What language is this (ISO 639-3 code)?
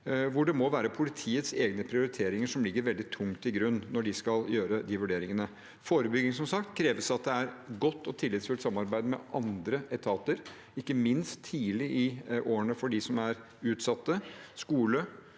nor